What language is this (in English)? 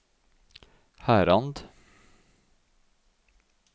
Norwegian